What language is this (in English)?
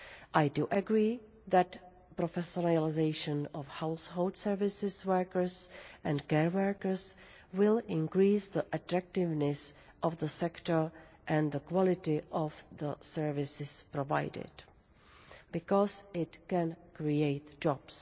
English